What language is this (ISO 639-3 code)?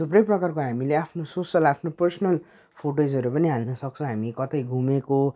nep